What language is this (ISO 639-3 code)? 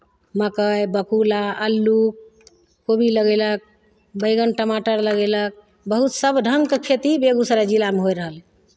mai